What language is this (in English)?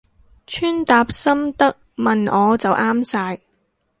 Cantonese